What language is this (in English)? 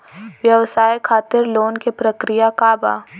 Bhojpuri